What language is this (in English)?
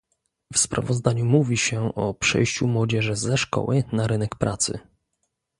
Polish